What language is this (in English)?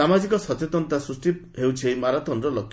Odia